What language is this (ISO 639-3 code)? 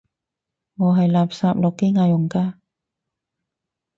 yue